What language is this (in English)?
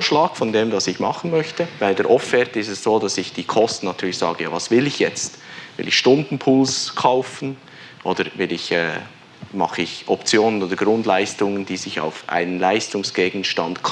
German